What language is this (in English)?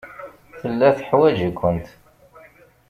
Kabyle